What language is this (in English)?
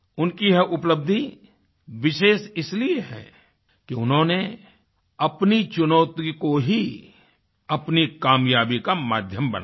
Hindi